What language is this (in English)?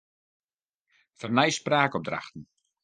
Western Frisian